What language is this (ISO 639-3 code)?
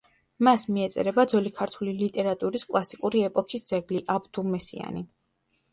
kat